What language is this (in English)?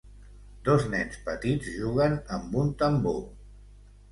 Catalan